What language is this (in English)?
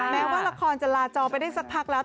Thai